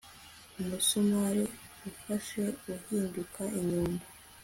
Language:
Kinyarwanda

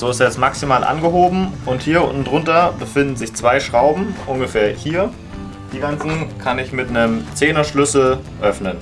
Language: German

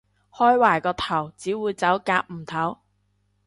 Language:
Cantonese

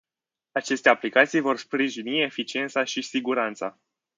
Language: Romanian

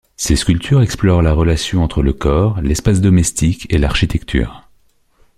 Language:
French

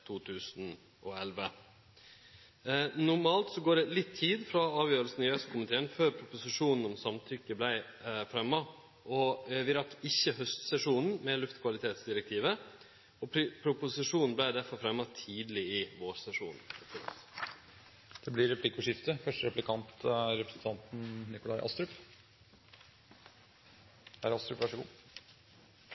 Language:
Norwegian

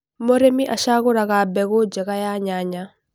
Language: Kikuyu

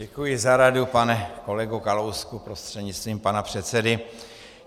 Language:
Czech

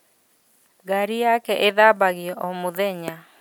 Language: Kikuyu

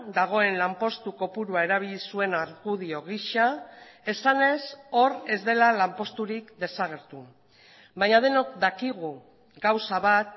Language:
Basque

